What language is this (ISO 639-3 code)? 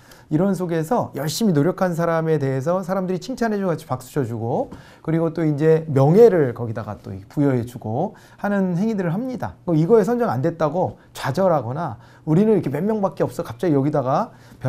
kor